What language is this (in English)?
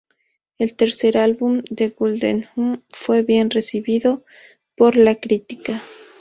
Spanish